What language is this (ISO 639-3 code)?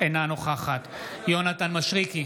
heb